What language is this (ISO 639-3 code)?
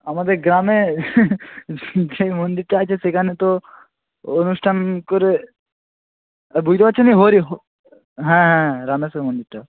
ben